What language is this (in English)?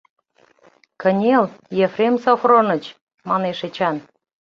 Mari